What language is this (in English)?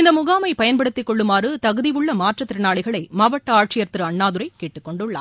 Tamil